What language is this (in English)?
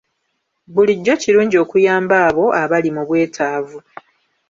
Ganda